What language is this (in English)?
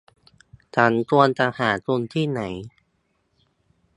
Thai